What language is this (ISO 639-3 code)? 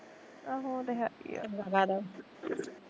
pan